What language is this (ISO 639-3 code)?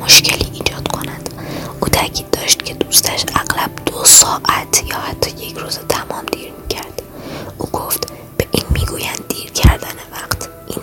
fas